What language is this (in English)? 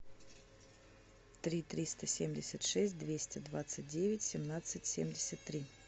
Russian